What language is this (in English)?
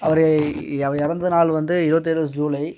Tamil